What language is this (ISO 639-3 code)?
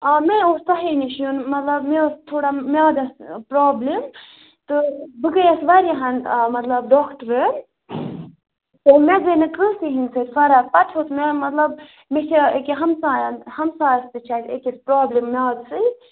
kas